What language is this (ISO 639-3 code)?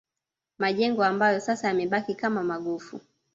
swa